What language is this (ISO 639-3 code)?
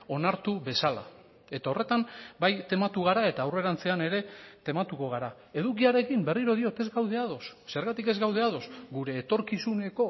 eus